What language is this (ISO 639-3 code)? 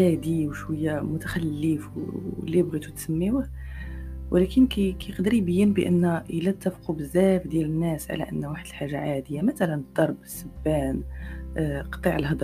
ara